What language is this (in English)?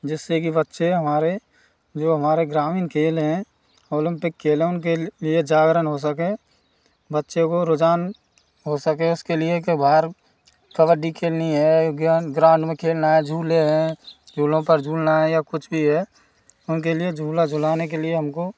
Hindi